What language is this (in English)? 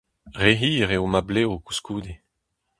Breton